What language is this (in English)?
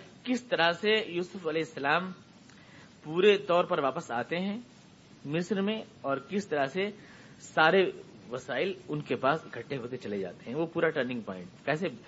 Urdu